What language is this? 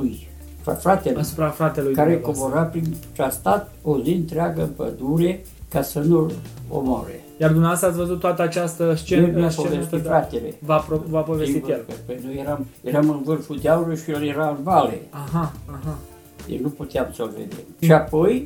Romanian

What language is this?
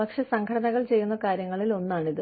Malayalam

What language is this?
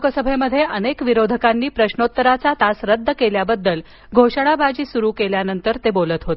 Marathi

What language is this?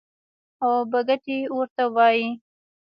Pashto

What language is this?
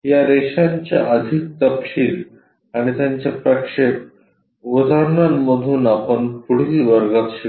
Marathi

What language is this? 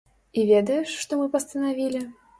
Belarusian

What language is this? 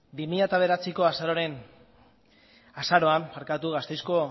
Basque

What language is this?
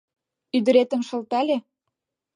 Mari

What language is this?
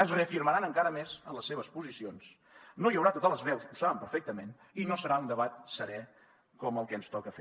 Catalan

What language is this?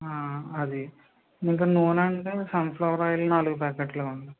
Telugu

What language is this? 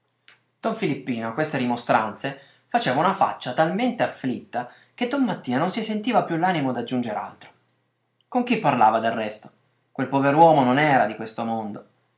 Italian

